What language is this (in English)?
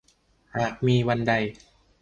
Thai